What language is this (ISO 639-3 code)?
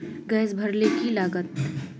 mag